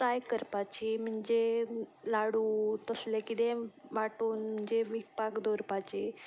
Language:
Konkani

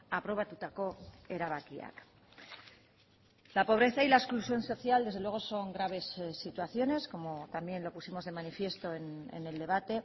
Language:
Spanish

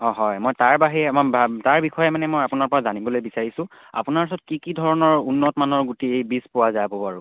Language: Assamese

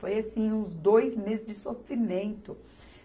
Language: Portuguese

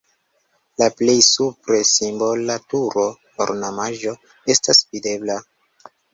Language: Esperanto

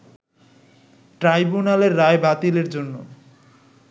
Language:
Bangla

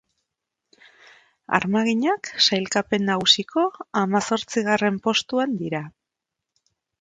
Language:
Basque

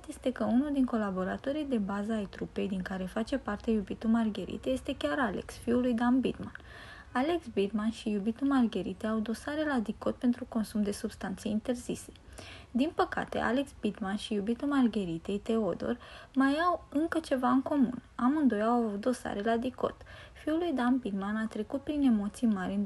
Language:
Romanian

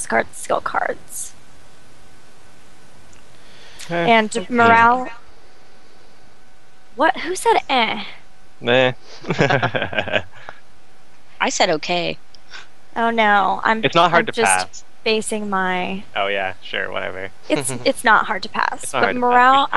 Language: English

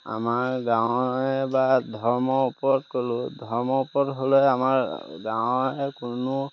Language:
Assamese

